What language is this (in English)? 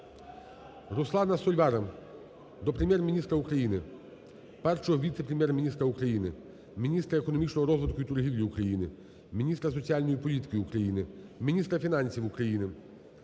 Ukrainian